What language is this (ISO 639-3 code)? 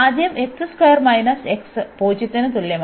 mal